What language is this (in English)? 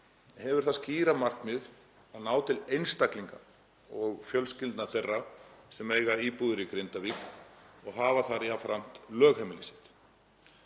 Icelandic